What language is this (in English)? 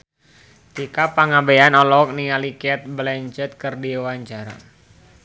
Sundanese